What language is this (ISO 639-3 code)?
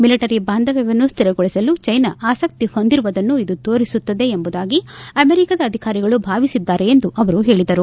kan